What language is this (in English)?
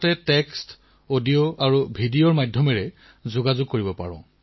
Assamese